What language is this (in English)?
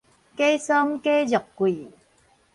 Min Nan Chinese